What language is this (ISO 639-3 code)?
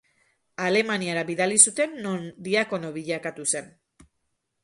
eus